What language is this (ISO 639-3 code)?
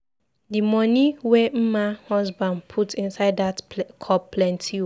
pcm